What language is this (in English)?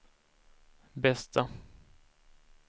Swedish